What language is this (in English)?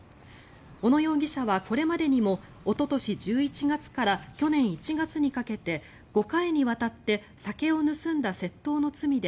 Japanese